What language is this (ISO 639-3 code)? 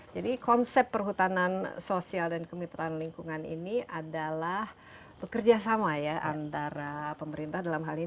ind